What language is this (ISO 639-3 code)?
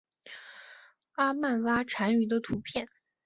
zho